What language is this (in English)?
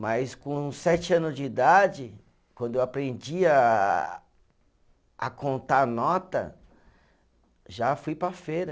Portuguese